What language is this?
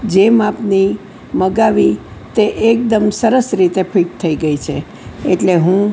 Gujarati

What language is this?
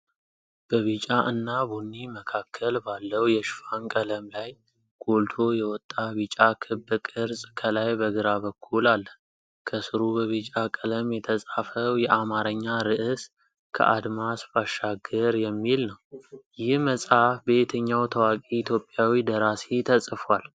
Amharic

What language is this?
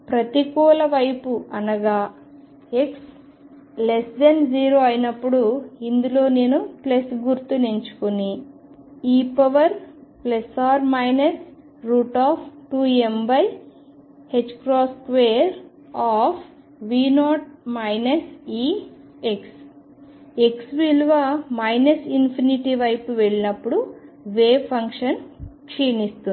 Telugu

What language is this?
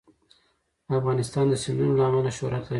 Pashto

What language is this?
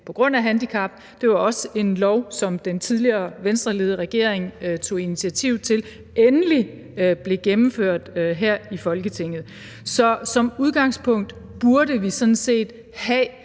Danish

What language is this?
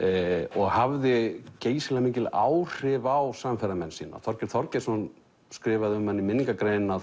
Icelandic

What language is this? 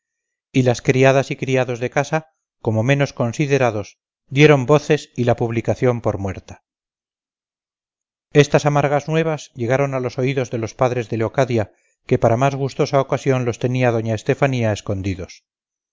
Spanish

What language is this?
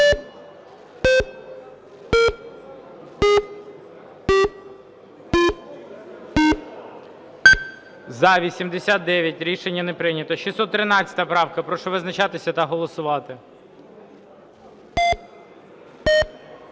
Ukrainian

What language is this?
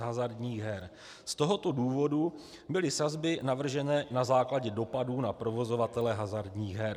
Czech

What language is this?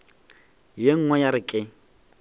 Northern Sotho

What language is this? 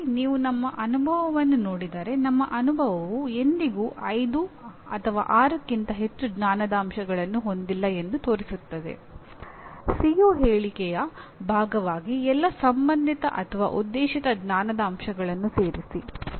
Kannada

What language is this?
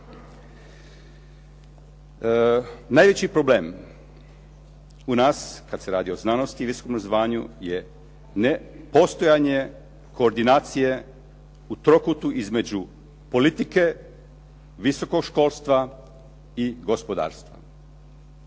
Croatian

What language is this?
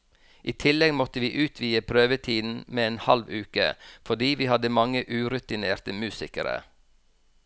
Norwegian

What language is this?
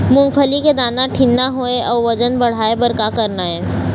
Chhattisgarhi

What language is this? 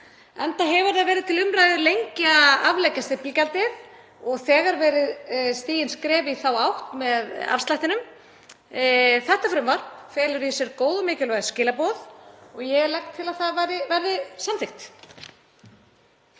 Icelandic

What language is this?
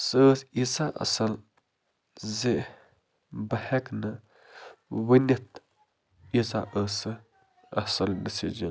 Kashmiri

